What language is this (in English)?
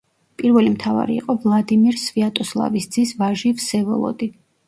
Georgian